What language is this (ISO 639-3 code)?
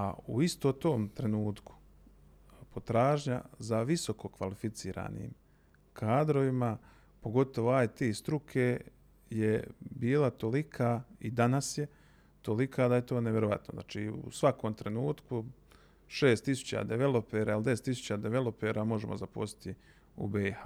hrv